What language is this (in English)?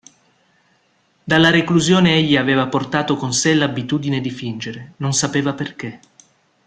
Italian